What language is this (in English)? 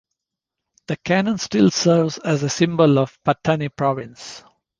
English